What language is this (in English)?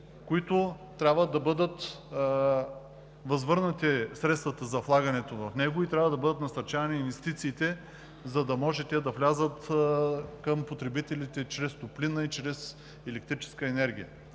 Bulgarian